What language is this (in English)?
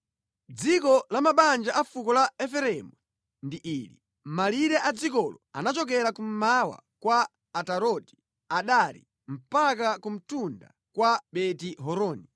Nyanja